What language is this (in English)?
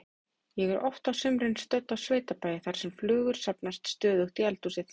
Icelandic